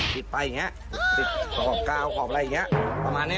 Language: Thai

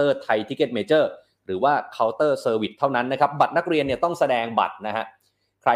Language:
Thai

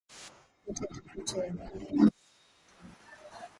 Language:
Swahili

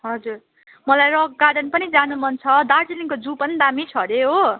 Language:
Nepali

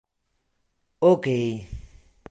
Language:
Esperanto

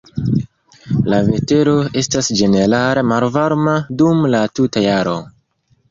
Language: Esperanto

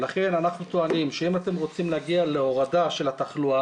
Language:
Hebrew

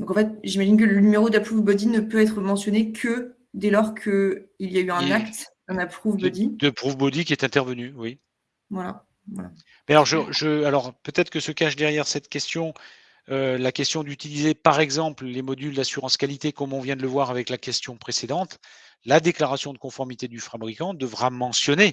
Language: French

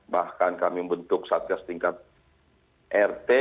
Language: Indonesian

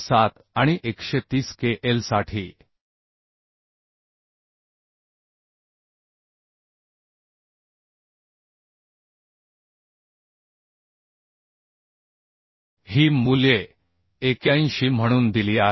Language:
Marathi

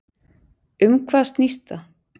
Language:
Icelandic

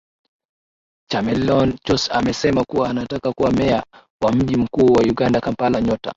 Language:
Swahili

